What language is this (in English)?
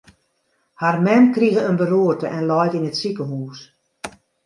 Western Frisian